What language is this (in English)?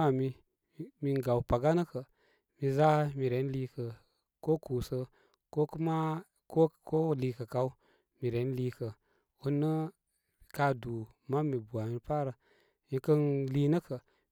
Koma